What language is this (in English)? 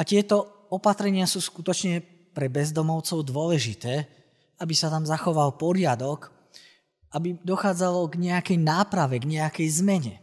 Slovak